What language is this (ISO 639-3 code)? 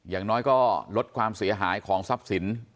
tha